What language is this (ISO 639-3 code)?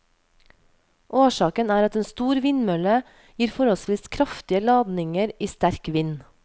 nor